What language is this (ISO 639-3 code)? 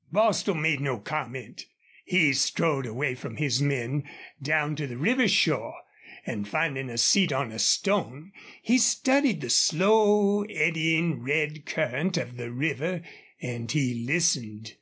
eng